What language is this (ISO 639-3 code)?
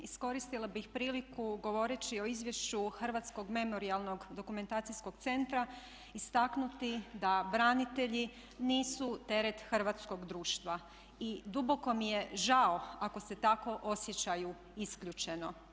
hrv